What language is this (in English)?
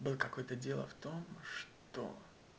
Russian